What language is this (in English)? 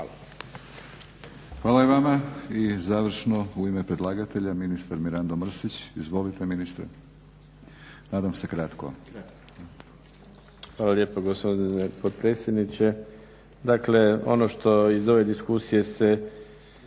Croatian